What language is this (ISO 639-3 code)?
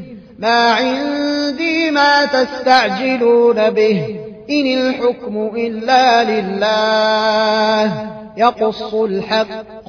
ara